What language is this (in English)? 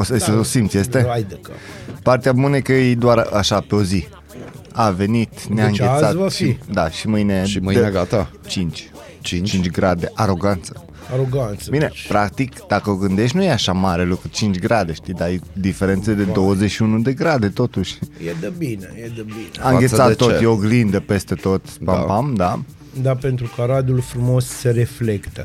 Romanian